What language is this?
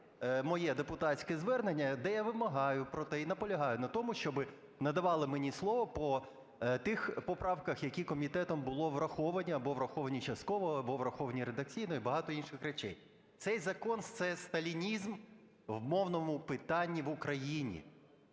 Ukrainian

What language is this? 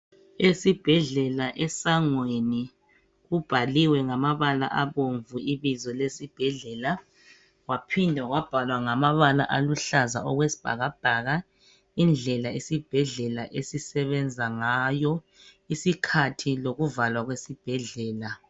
North Ndebele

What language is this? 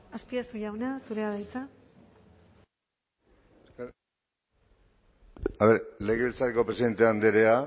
Basque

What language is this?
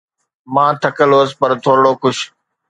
Sindhi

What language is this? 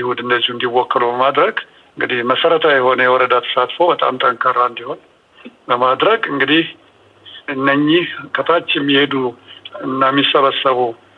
Amharic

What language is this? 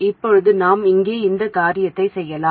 Tamil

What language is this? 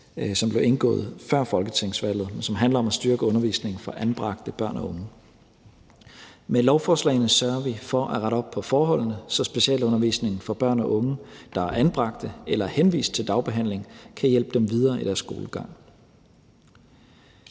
Danish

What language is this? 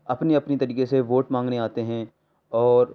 Urdu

